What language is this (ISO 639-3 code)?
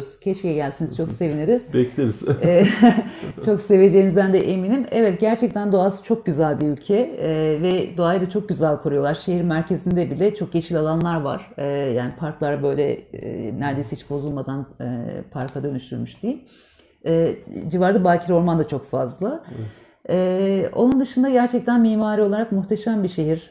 tur